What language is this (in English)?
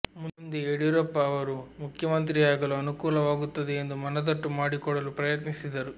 Kannada